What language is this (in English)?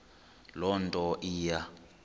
Xhosa